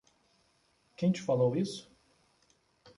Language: Portuguese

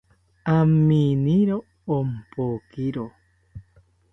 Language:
South Ucayali Ashéninka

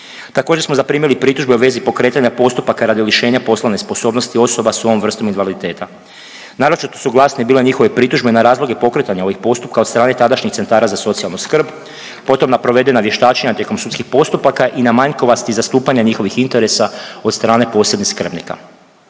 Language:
Croatian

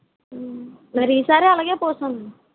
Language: Telugu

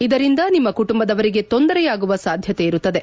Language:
Kannada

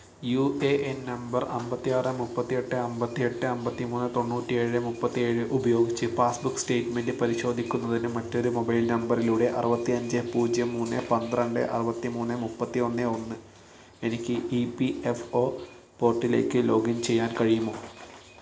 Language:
Malayalam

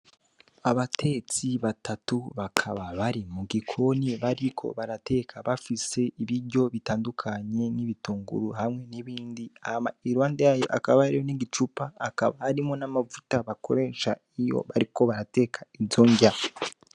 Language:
Rundi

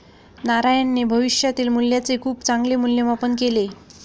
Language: Marathi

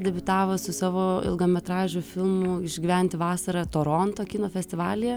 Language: Lithuanian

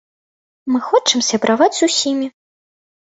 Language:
Belarusian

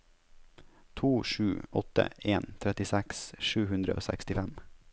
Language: Norwegian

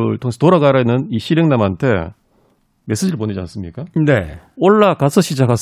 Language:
Korean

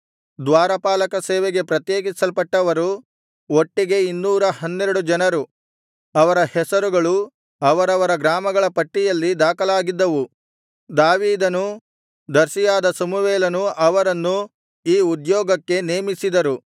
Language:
Kannada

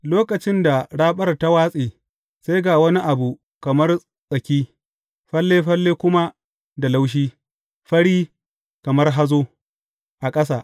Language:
Hausa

